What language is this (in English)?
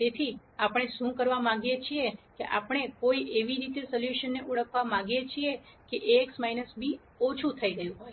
Gujarati